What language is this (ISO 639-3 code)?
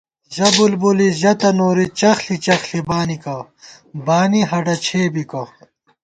gwt